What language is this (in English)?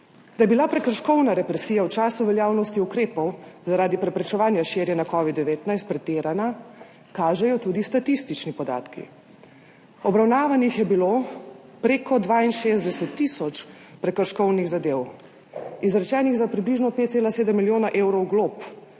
Slovenian